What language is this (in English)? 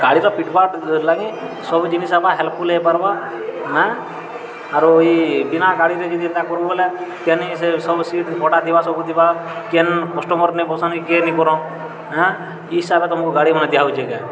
Odia